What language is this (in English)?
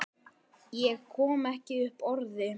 Icelandic